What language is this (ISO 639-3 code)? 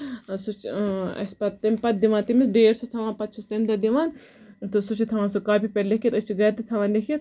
kas